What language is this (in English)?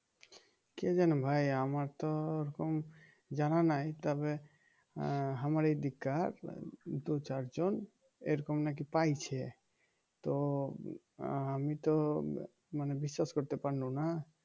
Bangla